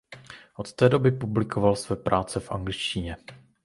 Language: Czech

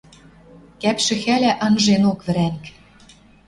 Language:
Western Mari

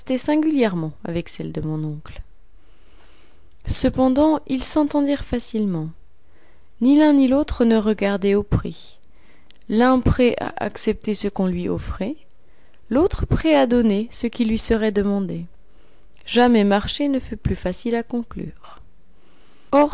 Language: French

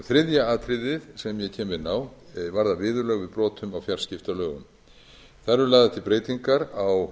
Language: Icelandic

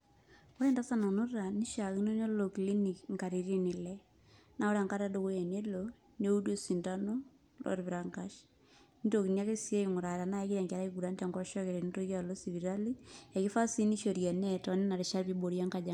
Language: Masai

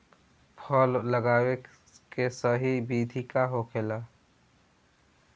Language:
Bhojpuri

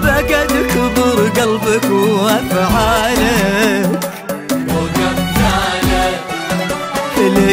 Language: Arabic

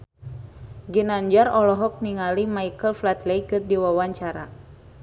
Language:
Sundanese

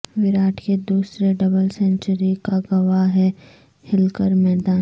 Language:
Urdu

